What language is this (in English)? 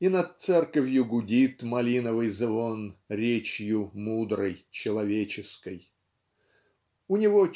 Russian